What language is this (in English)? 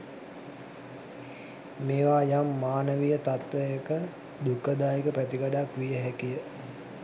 Sinhala